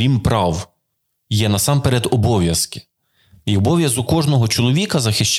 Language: Ukrainian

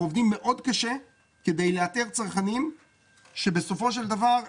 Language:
Hebrew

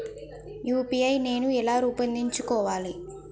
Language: Telugu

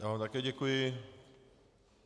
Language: Czech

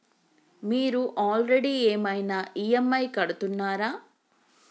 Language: Telugu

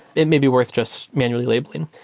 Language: English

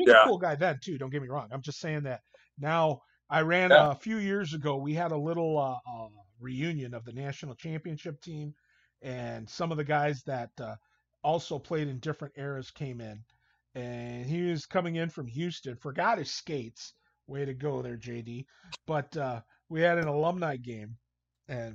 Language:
English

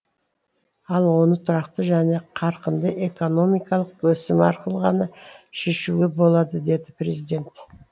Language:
Kazakh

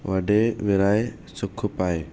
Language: Sindhi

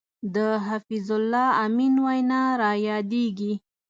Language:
Pashto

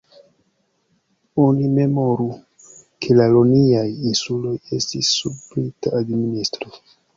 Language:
Esperanto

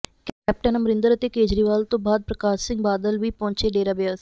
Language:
Punjabi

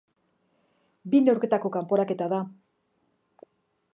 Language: Basque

